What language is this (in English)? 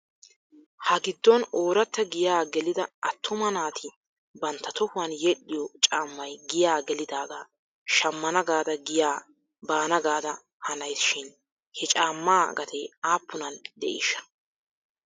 Wolaytta